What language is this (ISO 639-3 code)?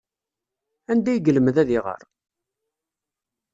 kab